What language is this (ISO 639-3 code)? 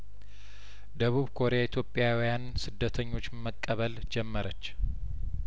amh